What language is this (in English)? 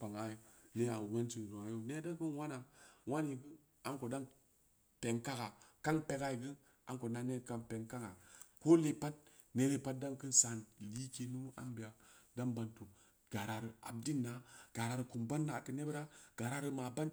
Samba Leko